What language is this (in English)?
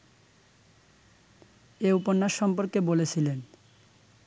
Bangla